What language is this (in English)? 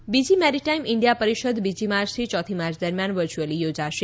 Gujarati